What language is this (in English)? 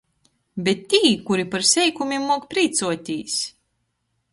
Latgalian